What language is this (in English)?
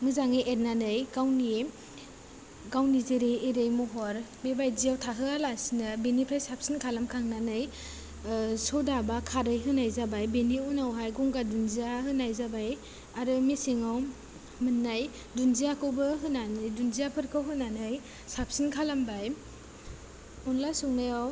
Bodo